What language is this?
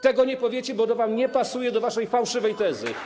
Polish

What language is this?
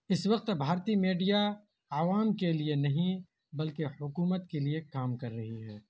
Urdu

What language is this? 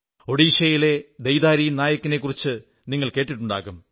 Malayalam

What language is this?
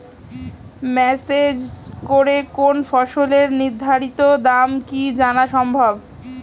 Bangla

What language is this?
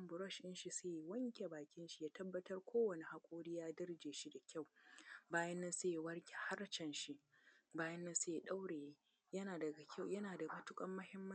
Hausa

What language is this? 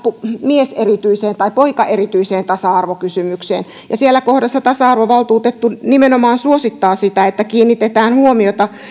Finnish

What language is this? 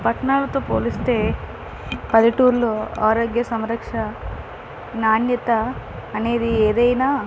Telugu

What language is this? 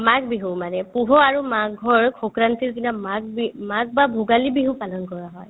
Assamese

